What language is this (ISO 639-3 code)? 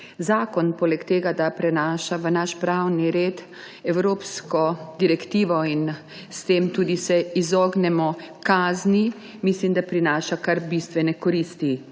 slv